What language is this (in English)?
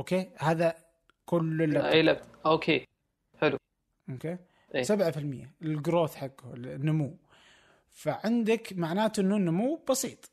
Arabic